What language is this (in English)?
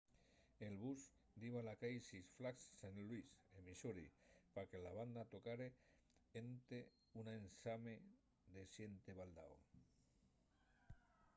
Asturian